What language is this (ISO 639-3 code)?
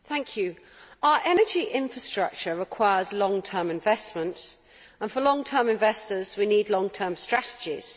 eng